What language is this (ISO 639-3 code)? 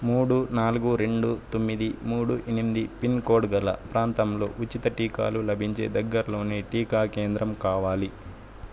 tel